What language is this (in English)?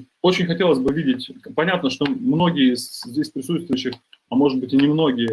Russian